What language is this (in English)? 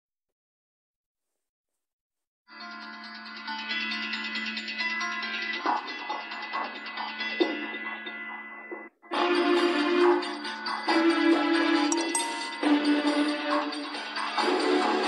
Thai